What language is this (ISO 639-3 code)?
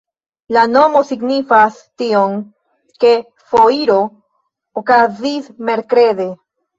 epo